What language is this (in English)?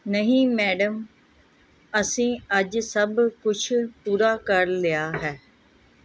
Punjabi